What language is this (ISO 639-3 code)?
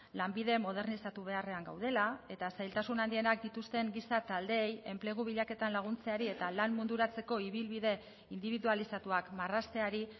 eus